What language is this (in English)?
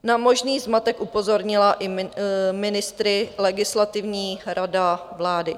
Czech